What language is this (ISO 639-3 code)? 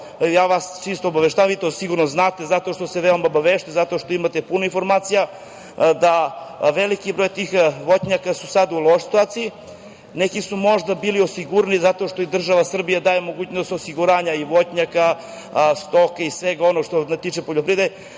srp